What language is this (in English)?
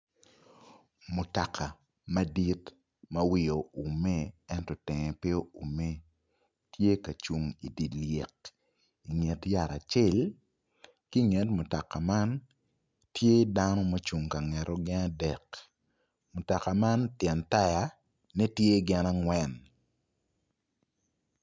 Acoli